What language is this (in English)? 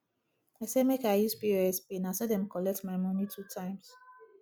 Nigerian Pidgin